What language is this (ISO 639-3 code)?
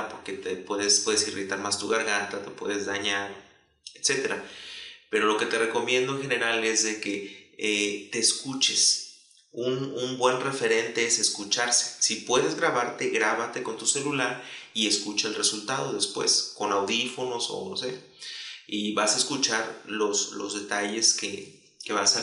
spa